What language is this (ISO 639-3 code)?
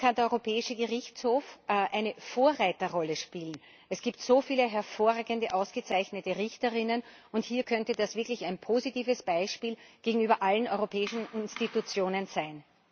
deu